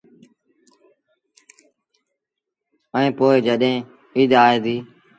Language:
Sindhi Bhil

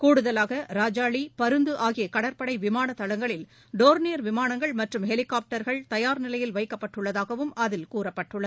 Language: Tamil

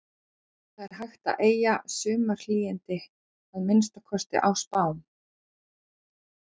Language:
Icelandic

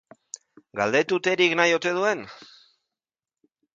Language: Basque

